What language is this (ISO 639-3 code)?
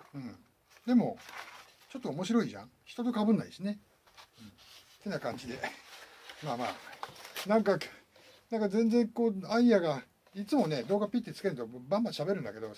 jpn